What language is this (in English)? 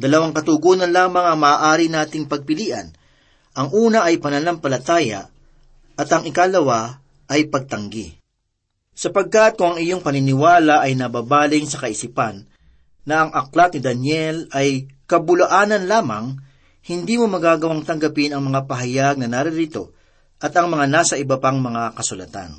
Filipino